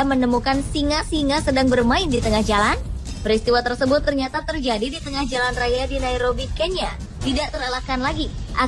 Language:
Indonesian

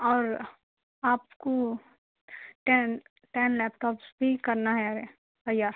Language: Urdu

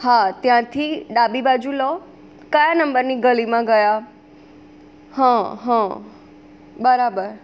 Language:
Gujarati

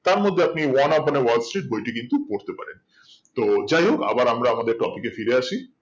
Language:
Bangla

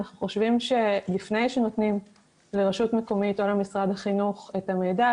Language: Hebrew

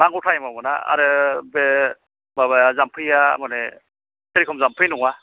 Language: Bodo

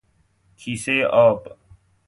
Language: Persian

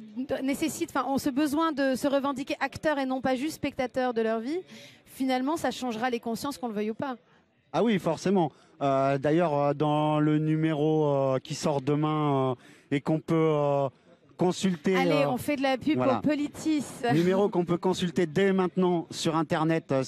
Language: French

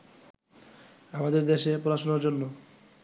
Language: Bangla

